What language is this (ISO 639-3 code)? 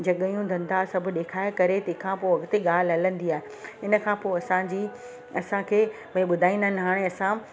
snd